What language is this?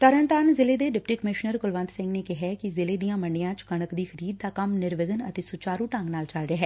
Punjabi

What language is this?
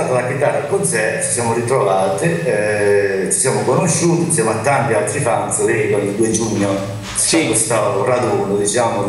Italian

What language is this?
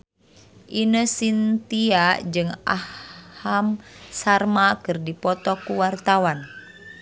Sundanese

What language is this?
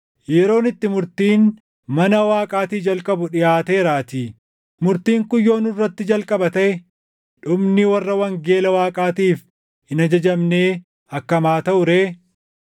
Oromo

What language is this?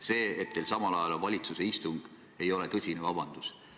Estonian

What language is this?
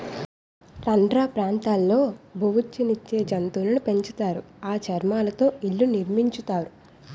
Telugu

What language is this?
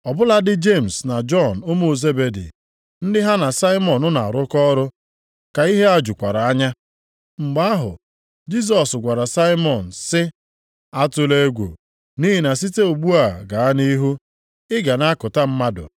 Igbo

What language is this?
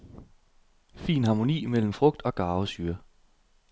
Danish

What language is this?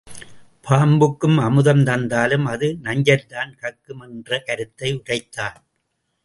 Tamil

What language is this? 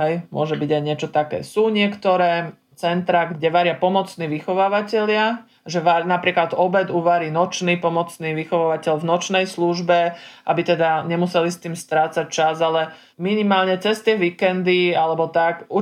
Slovak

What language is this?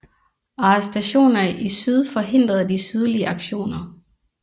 Danish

